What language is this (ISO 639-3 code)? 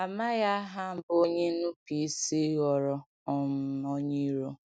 ibo